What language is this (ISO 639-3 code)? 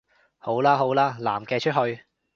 yue